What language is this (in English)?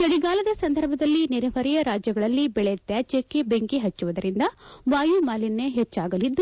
Kannada